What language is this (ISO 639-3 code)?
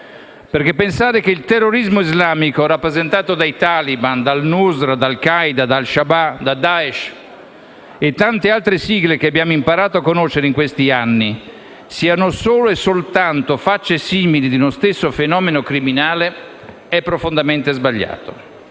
ita